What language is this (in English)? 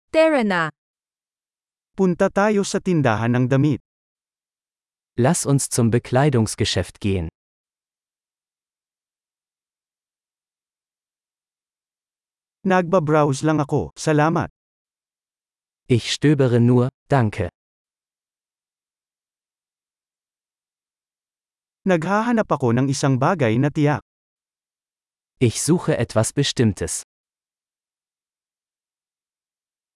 Filipino